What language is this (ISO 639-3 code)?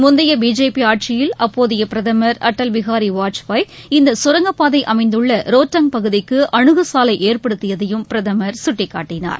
tam